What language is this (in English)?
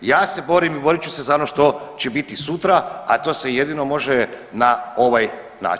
Croatian